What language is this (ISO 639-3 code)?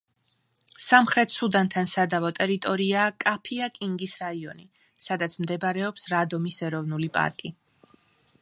kat